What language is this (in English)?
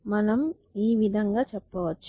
Telugu